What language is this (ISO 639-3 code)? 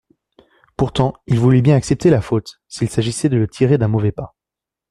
fra